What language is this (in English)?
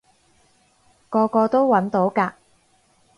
Cantonese